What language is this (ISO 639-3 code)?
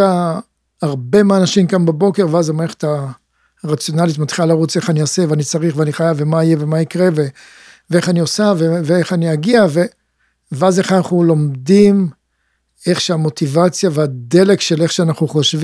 heb